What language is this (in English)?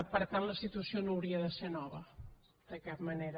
Catalan